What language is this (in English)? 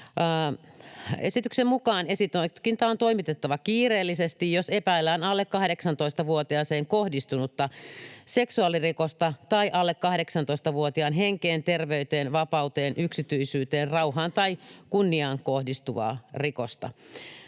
Finnish